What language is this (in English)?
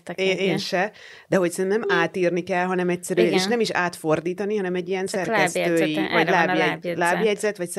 Hungarian